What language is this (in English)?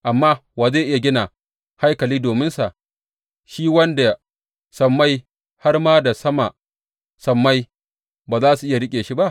Hausa